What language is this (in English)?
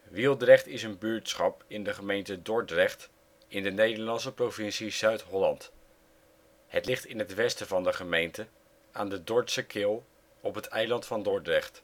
Dutch